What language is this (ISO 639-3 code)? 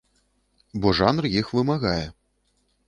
bel